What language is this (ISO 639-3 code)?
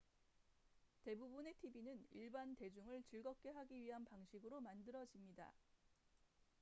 kor